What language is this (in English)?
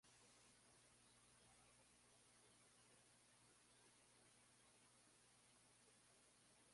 Portuguese